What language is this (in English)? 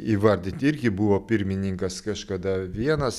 Lithuanian